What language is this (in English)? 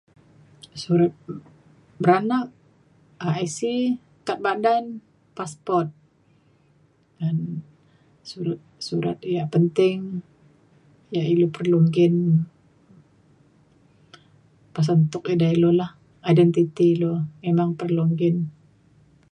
Mainstream Kenyah